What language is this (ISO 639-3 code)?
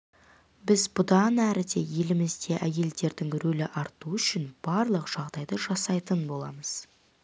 kaz